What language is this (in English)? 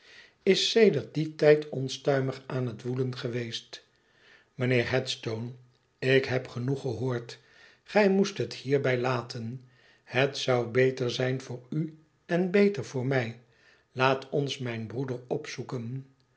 Dutch